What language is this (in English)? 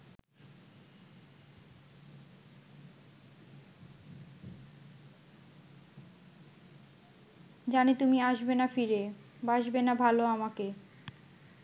Bangla